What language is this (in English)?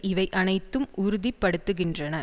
Tamil